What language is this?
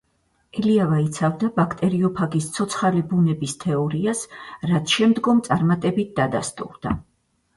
Georgian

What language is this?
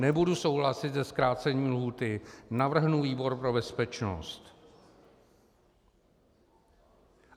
Czech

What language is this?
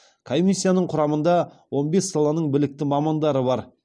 Kazakh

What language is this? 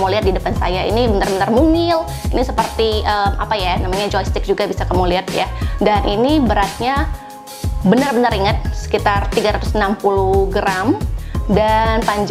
Indonesian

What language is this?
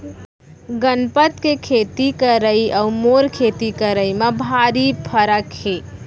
Chhattisgarhi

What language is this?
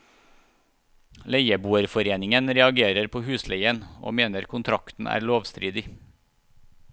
Norwegian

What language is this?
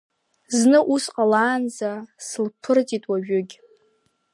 Abkhazian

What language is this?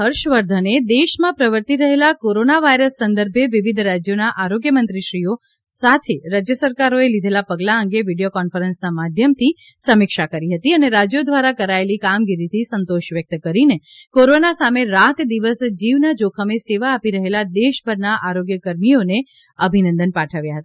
Gujarati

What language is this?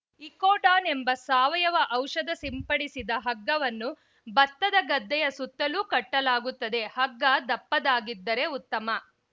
Kannada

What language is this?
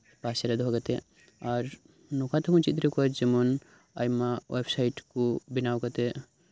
Santali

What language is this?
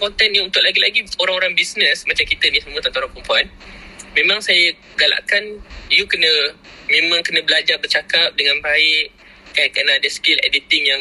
Malay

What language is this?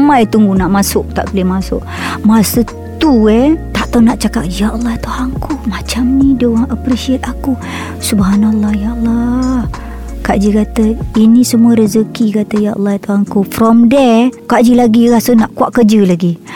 Malay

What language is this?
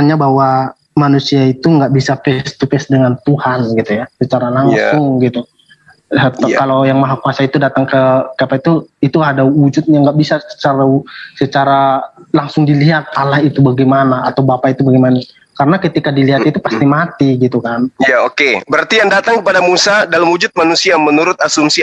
Indonesian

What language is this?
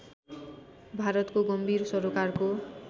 Nepali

